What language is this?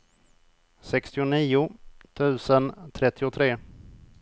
Swedish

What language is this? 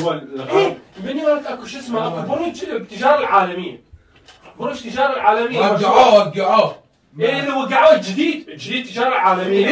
Arabic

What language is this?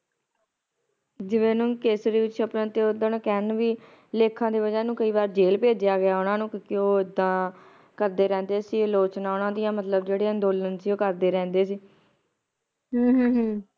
Punjabi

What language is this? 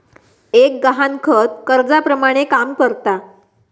Marathi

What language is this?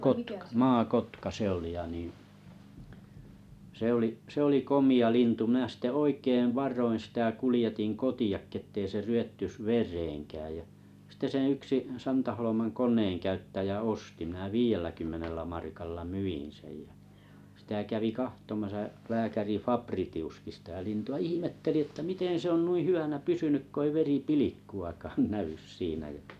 Finnish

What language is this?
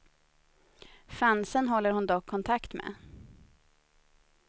Swedish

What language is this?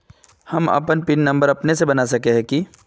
Magahi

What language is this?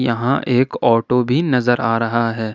Hindi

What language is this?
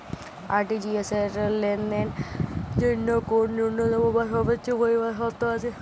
Bangla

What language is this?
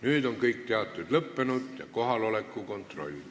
Estonian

